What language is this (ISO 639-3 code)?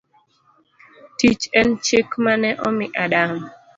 luo